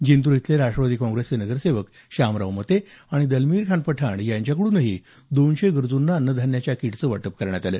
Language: Marathi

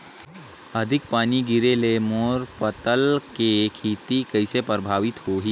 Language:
Chhattisgarhi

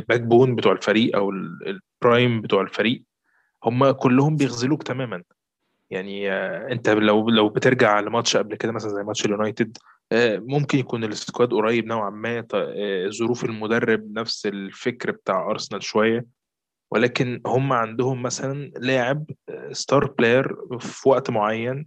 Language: Arabic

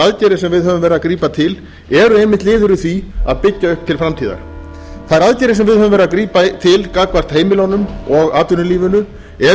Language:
Icelandic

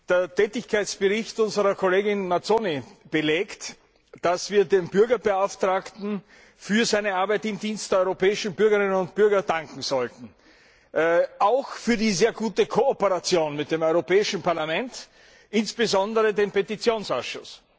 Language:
German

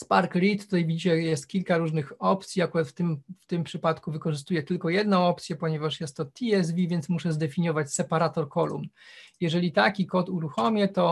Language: Polish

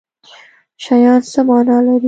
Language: Pashto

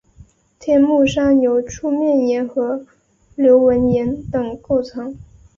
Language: Chinese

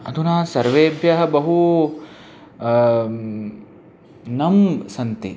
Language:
Sanskrit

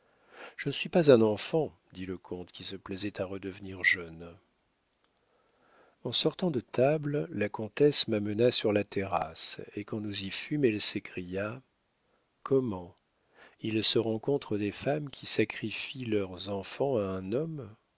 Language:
French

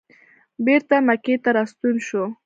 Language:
Pashto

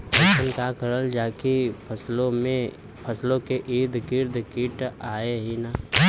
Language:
Bhojpuri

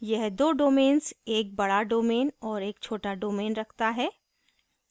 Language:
Hindi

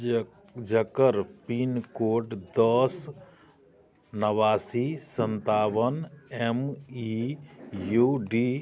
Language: Maithili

